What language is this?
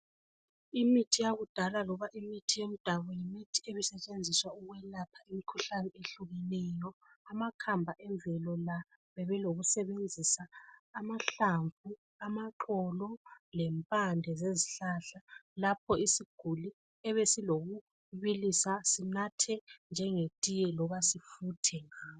North Ndebele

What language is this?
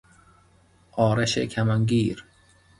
Persian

